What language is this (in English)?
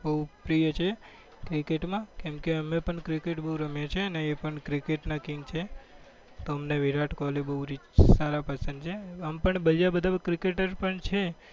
Gujarati